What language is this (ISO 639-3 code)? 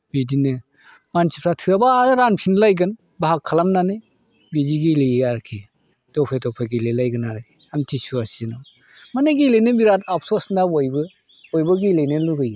brx